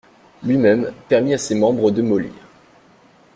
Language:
French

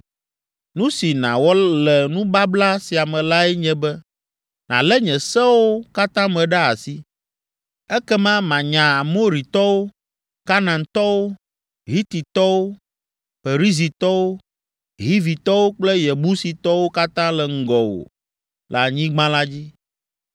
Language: Ewe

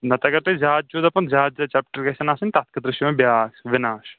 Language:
Kashmiri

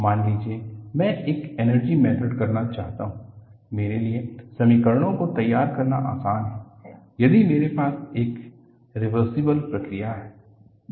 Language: Hindi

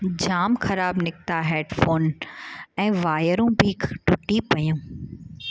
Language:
Sindhi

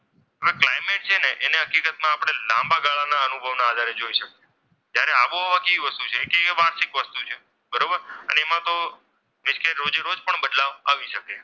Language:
Gujarati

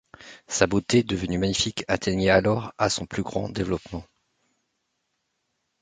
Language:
French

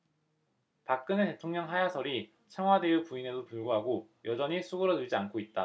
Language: Korean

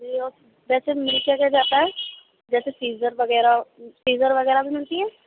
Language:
Urdu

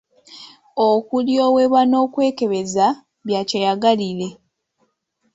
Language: Ganda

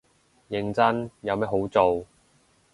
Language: Cantonese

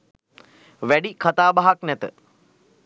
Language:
Sinhala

